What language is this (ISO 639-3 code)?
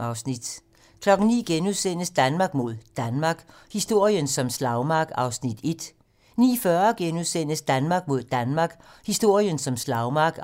dan